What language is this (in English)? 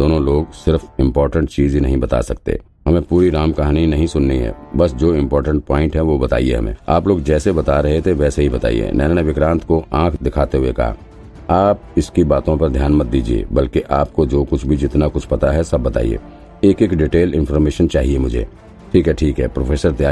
Hindi